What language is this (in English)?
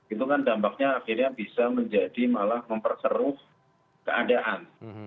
Indonesian